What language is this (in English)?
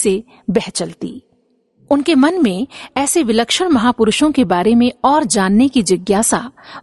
Hindi